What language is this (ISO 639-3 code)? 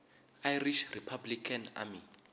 tso